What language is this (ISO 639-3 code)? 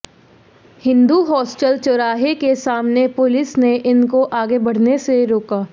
hin